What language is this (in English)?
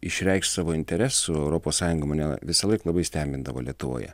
Lithuanian